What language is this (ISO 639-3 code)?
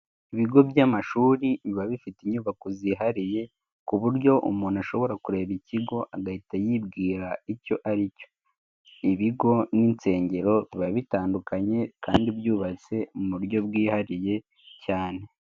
kin